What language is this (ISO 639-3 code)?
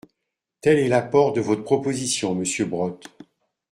fra